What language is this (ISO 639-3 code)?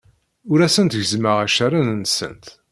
kab